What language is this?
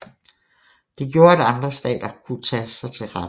Danish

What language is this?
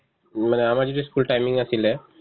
Assamese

